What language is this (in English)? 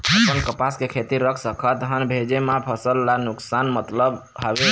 Chhattisgarhi